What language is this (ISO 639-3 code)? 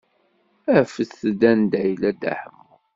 kab